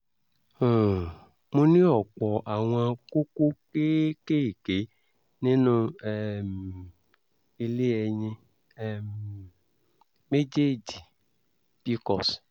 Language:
Yoruba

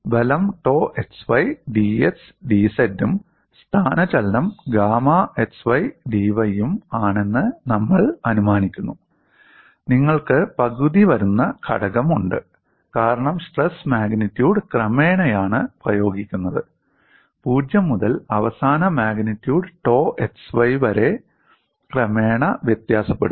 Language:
Malayalam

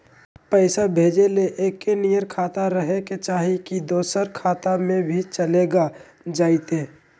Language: Magahi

